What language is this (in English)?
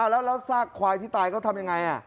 Thai